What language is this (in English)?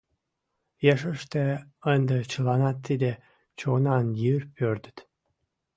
Mari